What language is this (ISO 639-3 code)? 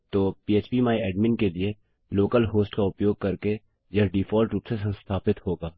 hin